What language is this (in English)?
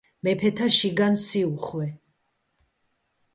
Georgian